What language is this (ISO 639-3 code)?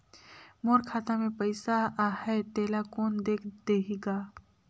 hne